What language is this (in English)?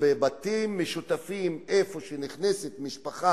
Hebrew